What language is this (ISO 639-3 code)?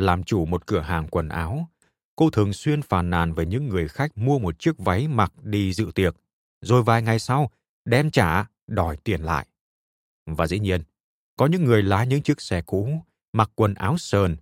vie